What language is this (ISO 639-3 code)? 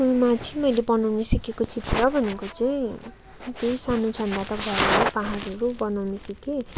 nep